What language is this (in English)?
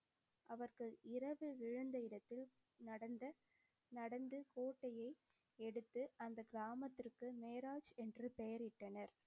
Tamil